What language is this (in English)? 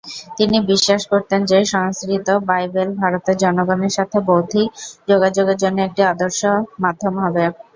Bangla